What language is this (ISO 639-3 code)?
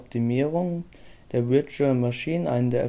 deu